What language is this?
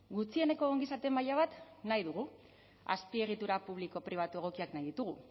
Basque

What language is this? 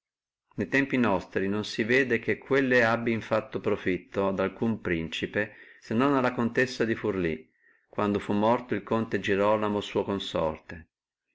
Italian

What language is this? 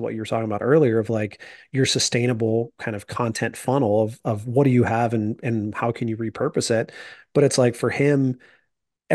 English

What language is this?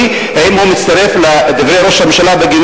Hebrew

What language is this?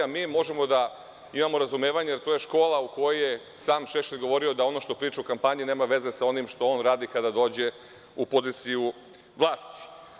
Serbian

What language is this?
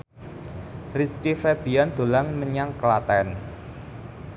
Javanese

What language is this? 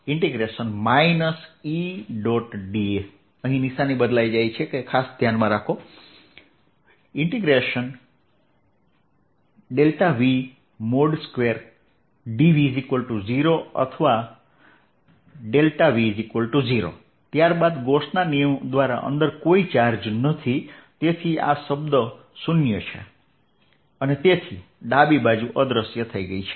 Gujarati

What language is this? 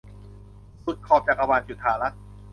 Thai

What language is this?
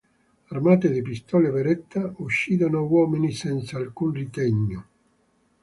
Italian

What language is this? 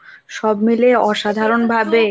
Bangla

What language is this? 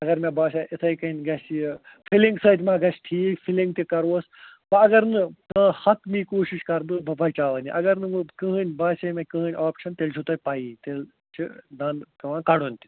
Kashmiri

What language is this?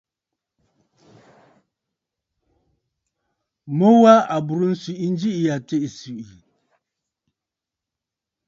Bafut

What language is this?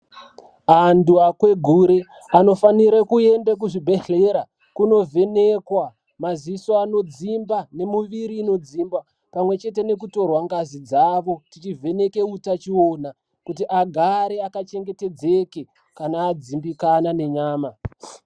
Ndau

